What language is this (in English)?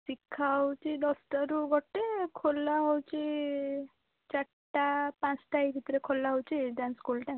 Odia